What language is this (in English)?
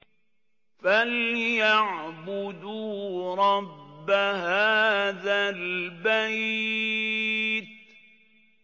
Arabic